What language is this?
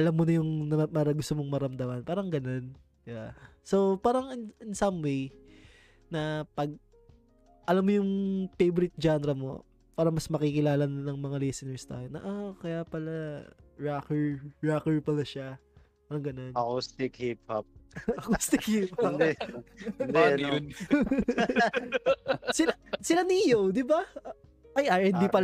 Filipino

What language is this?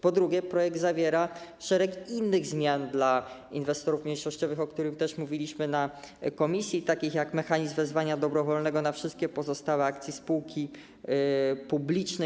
Polish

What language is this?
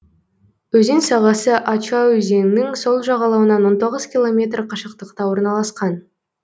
Kazakh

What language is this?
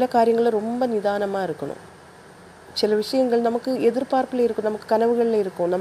Tamil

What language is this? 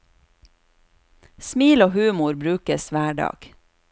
Norwegian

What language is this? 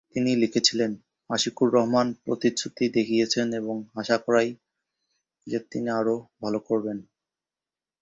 Bangla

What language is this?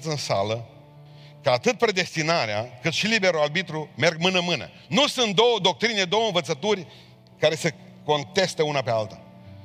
Romanian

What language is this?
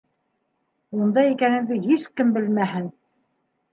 Bashkir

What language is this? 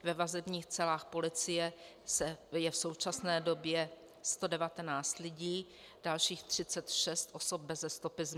Czech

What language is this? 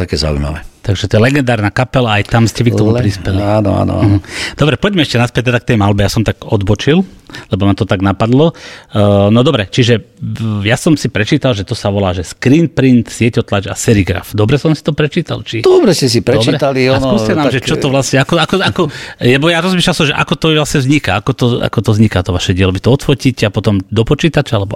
Slovak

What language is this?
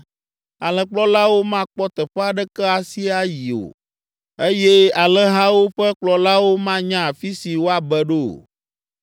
Ewe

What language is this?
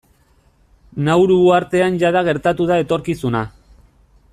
Basque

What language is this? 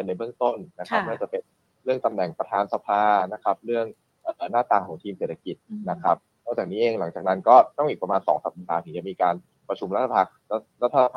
Thai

